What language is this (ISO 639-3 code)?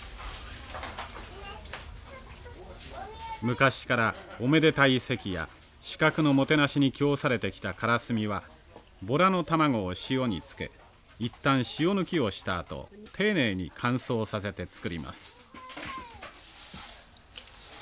jpn